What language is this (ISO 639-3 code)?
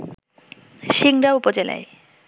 ben